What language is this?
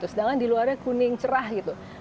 Indonesian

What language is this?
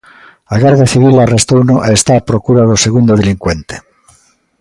Galician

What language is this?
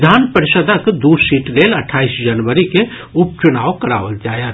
Maithili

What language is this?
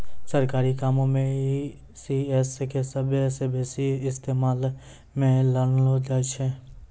Maithili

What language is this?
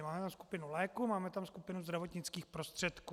Czech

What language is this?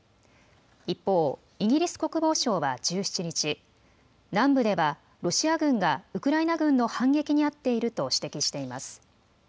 Japanese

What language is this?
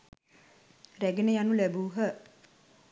Sinhala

